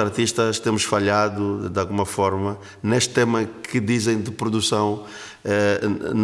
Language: Portuguese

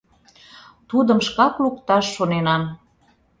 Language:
Mari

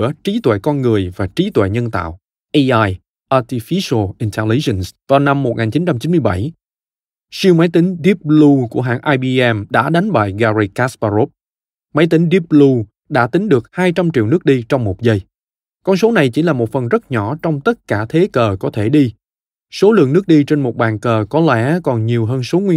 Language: Vietnamese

